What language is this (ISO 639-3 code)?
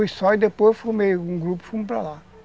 por